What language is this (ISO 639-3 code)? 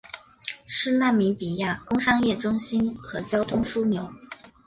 zho